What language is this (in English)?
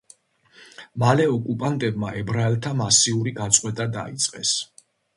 Georgian